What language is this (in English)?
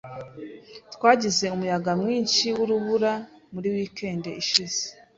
Kinyarwanda